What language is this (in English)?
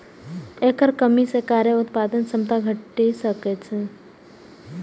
Maithili